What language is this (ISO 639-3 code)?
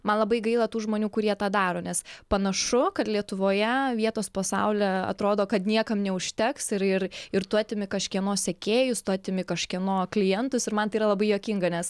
lit